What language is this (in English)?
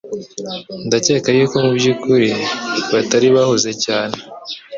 Kinyarwanda